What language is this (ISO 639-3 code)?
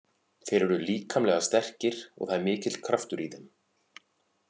isl